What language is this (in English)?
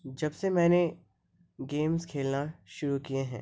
Urdu